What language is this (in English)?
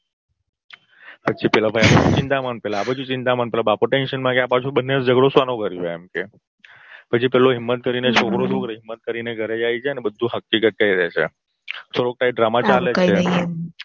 Gujarati